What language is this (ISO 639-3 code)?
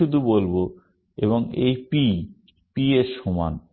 ben